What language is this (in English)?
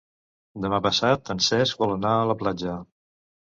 Catalan